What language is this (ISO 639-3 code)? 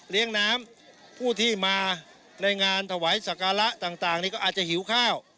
tha